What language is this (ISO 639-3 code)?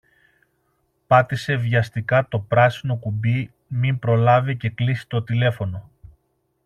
ell